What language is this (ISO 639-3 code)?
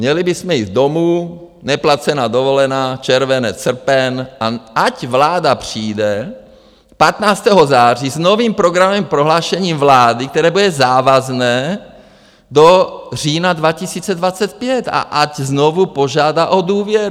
ces